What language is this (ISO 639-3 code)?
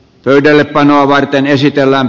fin